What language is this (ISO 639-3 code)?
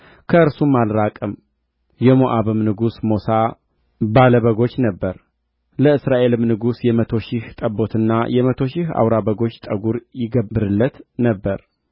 amh